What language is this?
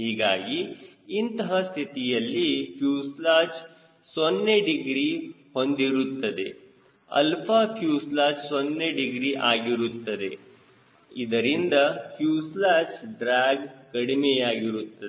Kannada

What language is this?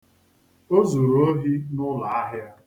Igbo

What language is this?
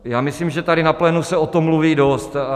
Czech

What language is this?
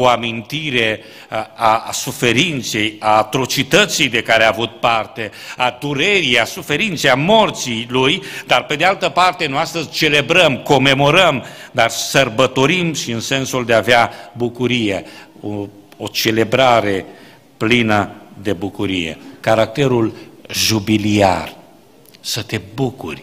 Romanian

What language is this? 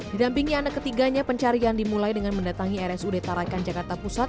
Indonesian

